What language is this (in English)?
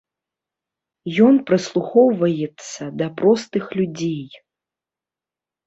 Belarusian